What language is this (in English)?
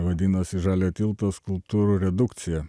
Lithuanian